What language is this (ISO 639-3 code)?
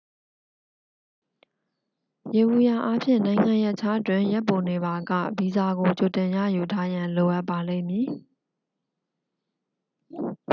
mya